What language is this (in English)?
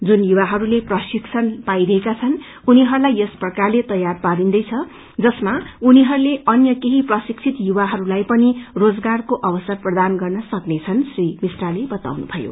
Nepali